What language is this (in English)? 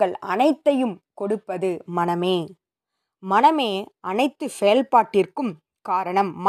Tamil